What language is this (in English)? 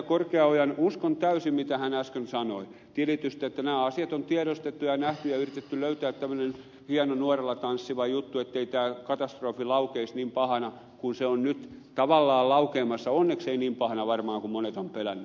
Finnish